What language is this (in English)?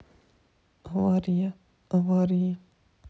Russian